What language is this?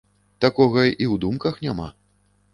Belarusian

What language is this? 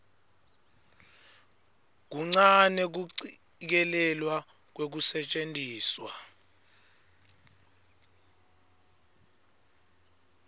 Swati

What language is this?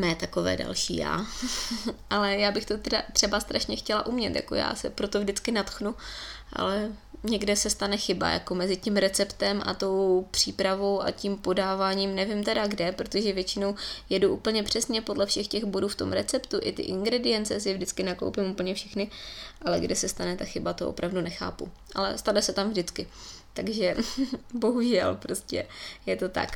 Czech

